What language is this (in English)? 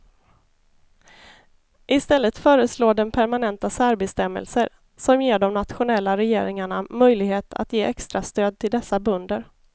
Swedish